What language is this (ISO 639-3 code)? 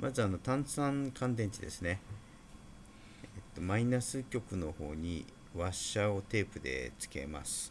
jpn